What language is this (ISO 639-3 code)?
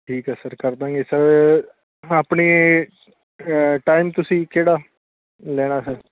pan